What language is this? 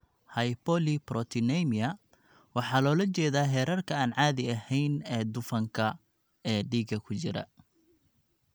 Somali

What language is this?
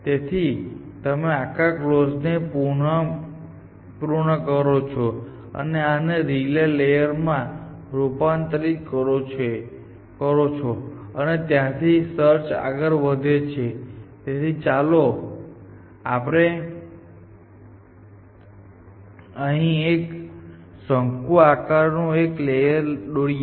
Gujarati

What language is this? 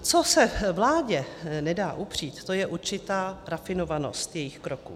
Czech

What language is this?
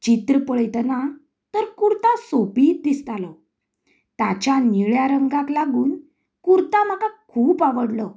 Konkani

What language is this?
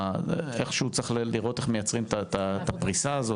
Hebrew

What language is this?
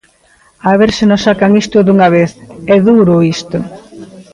Galician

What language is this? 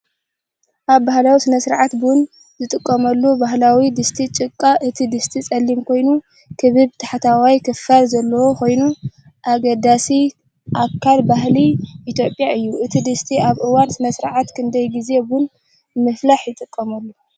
Tigrinya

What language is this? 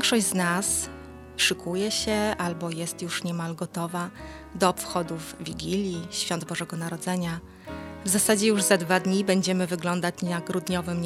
Polish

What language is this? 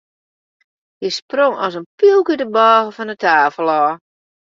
Western Frisian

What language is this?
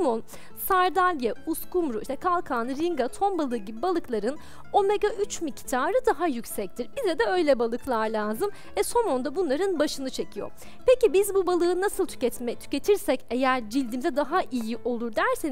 Turkish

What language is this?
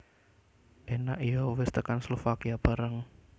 Javanese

